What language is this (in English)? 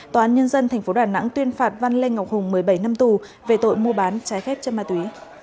Vietnamese